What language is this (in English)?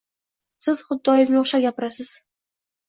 Uzbek